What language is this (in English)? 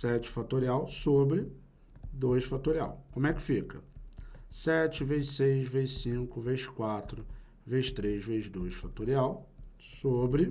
Portuguese